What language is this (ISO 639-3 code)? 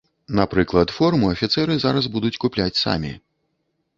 bel